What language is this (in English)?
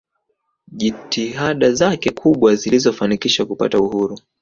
Swahili